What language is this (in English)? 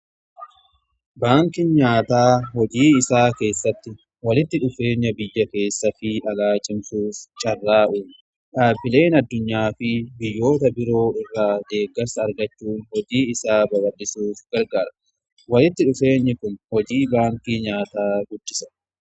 Oromo